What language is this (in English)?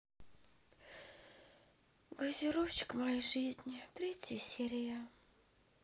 Russian